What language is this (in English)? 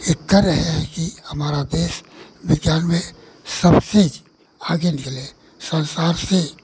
Hindi